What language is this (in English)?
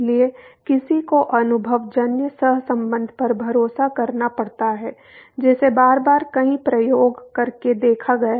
Hindi